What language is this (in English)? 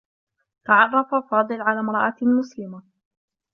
Arabic